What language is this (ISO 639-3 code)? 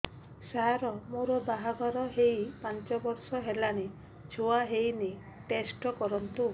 ori